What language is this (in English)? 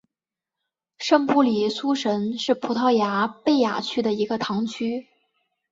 Chinese